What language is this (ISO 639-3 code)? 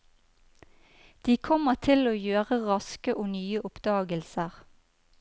nor